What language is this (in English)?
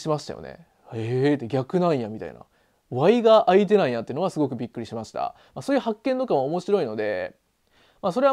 Japanese